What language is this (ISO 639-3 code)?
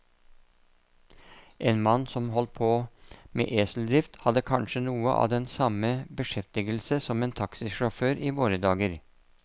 nor